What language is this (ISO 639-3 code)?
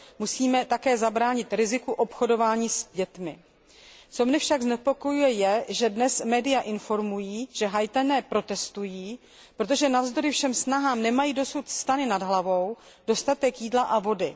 ces